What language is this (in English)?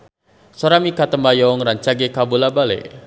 Sundanese